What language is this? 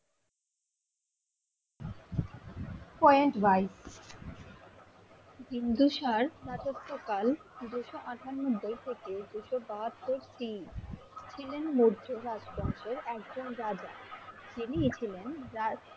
Bangla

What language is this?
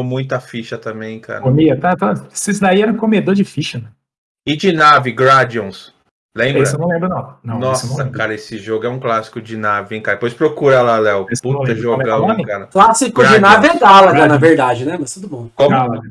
Portuguese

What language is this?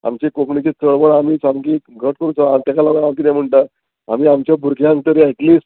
Konkani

